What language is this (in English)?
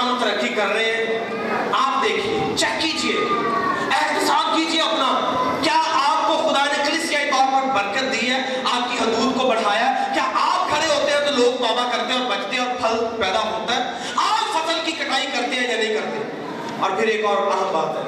Urdu